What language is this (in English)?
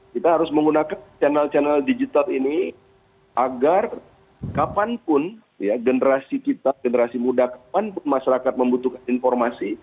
Indonesian